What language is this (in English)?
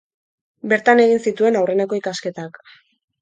Basque